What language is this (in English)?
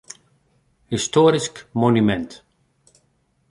Western Frisian